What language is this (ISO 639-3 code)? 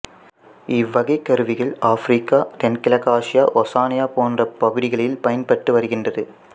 tam